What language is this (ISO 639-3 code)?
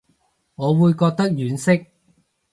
yue